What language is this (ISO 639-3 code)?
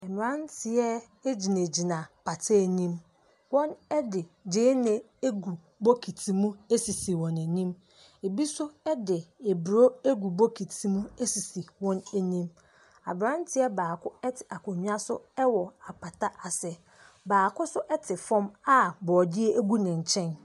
aka